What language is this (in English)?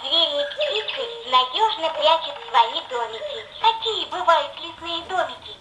Russian